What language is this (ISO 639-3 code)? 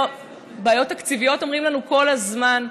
heb